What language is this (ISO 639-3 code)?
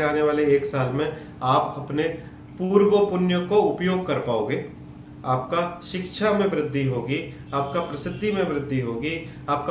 hin